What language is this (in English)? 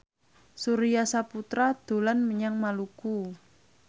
Javanese